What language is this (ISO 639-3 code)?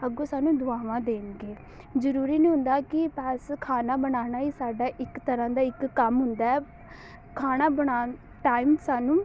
pan